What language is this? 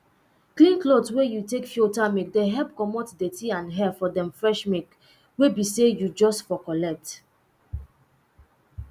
Nigerian Pidgin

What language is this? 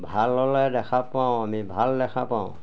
Assamese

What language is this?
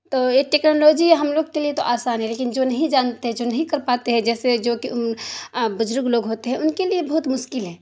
Urdu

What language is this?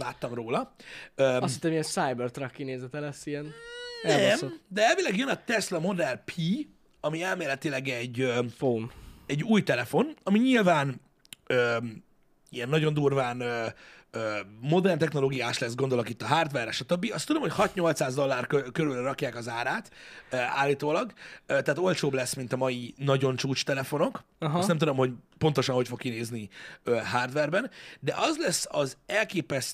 Hungarian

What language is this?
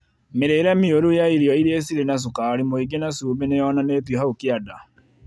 Kikuyu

